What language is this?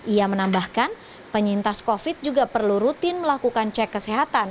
Indonesian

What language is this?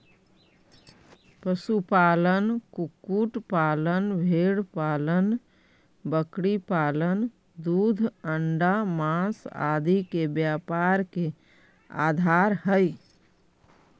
Magahi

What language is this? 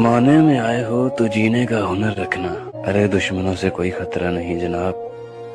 Hindi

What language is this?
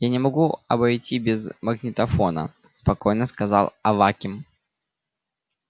Russian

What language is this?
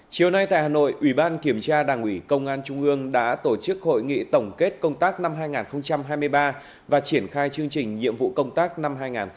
Vietnamese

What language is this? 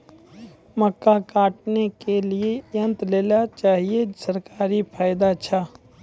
Maithili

